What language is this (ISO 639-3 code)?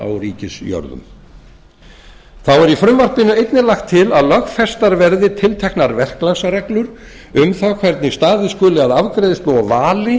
isl